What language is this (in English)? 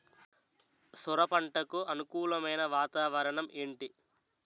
Telugu